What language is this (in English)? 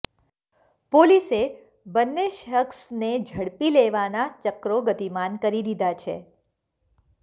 Gujarati